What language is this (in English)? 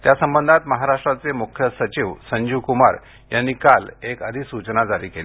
Marathi